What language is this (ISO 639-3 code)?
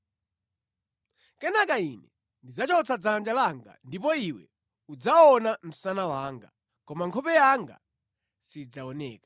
nya